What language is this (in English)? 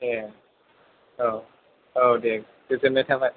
Bodo